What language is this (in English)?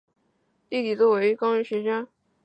Chinese